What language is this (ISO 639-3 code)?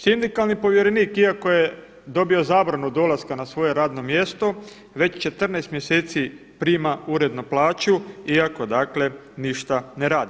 hrv